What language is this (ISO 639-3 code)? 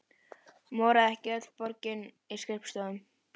isl